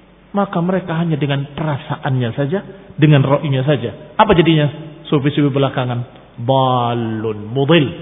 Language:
Indonesian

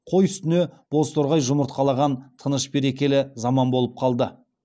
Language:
Kazakh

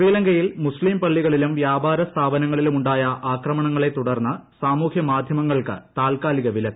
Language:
Malayalam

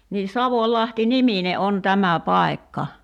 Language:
Finnish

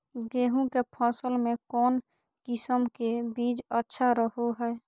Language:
Magahi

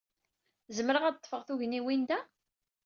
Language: Kabyle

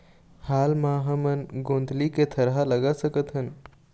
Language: Chhattisgarhi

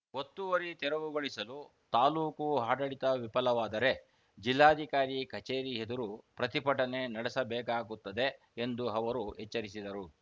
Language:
Kannada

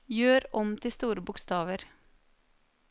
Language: Norwegian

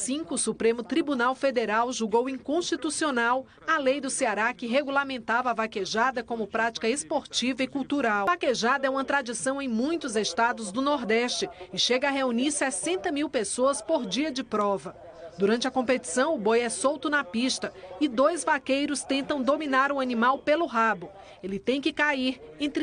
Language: Portuguese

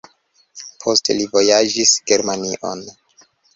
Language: Esperanto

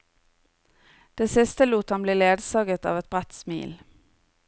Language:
Norwegian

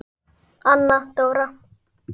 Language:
Icelandic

